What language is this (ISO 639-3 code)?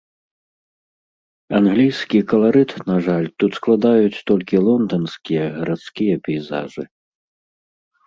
bel